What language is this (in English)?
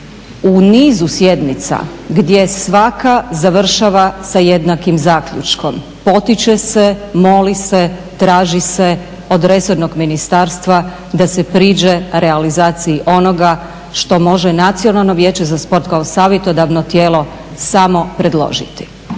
Croatian